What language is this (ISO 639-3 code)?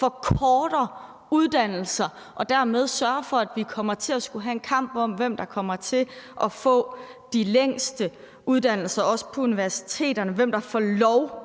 dan